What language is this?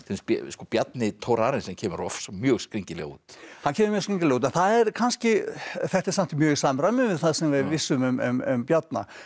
Icelandic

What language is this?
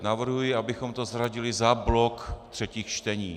Czech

